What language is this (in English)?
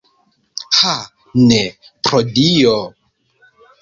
Esperanto